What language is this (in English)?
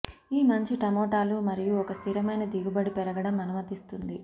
Telugu